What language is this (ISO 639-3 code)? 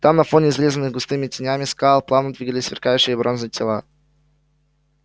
rus